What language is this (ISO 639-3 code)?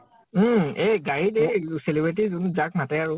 asm